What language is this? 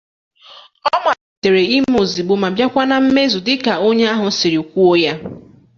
Igbo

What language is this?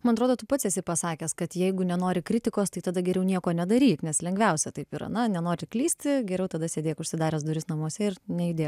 Lithuanian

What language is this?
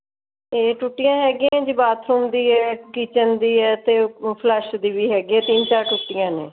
Punjabi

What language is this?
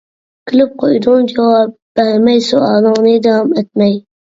Uyghur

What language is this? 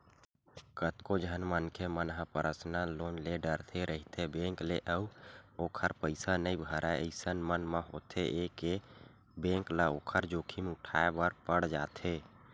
Chhattisgarhi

